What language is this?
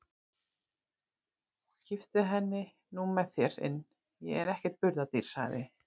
Icelandic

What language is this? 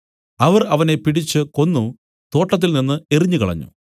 Malayalam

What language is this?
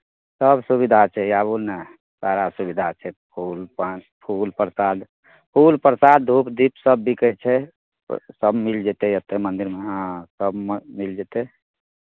Maithili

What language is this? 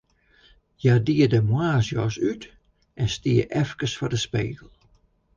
Western Frisian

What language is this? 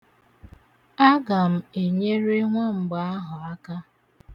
Igbo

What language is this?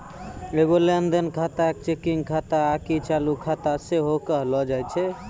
Maithili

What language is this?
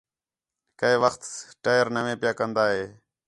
Khetrani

